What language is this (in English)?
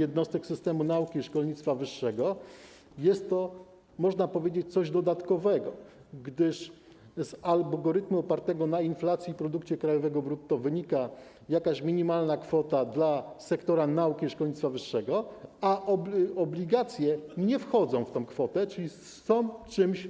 Polish